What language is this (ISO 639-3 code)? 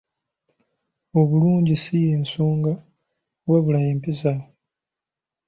lug